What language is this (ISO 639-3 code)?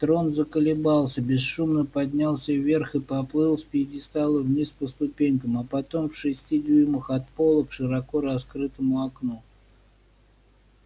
rus